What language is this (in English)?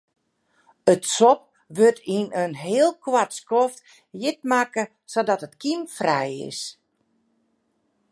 Western Frisian